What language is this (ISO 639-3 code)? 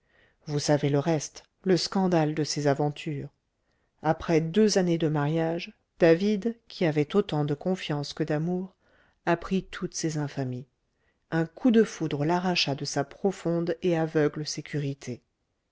fra